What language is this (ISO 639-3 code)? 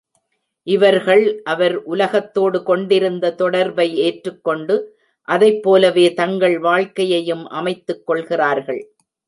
tam